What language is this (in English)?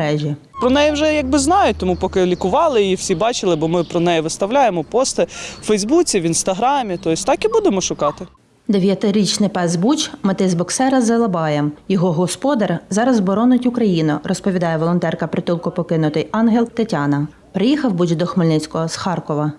Ukrainian